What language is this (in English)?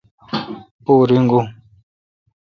Kalkoti